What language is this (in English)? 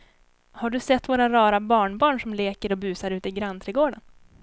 Swedish